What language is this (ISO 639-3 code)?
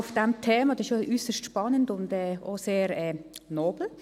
gsw